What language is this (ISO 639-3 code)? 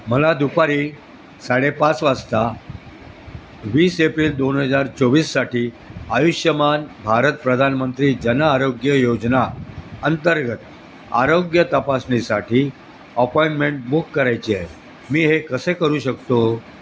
mar